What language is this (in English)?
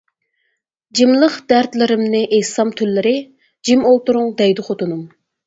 Uyghur